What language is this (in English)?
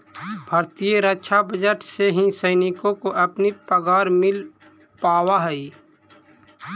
Magahi